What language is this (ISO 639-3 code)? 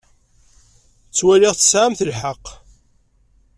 kab